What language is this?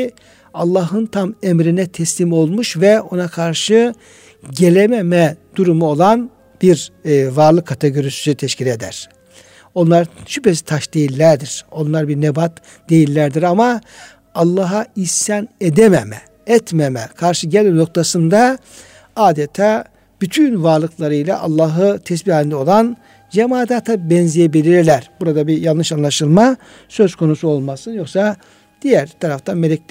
Turkish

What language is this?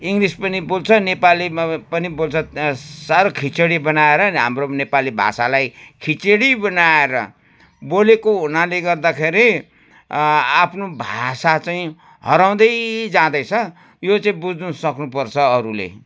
Nepali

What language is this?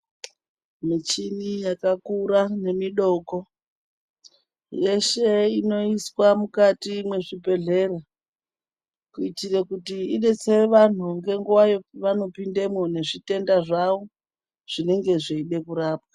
Ndau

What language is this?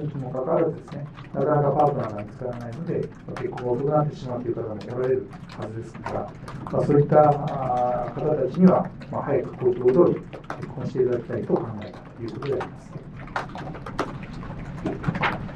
Japanese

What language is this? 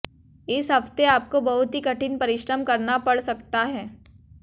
Hindi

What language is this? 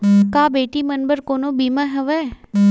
Chhattisgarhi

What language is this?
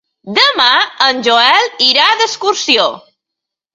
Catalan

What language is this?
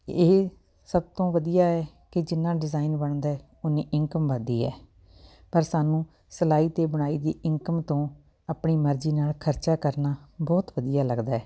Punjabi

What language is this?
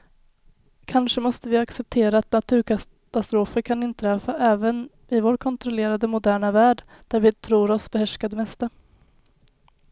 Swedish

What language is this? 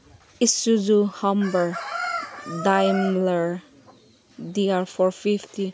Manipuri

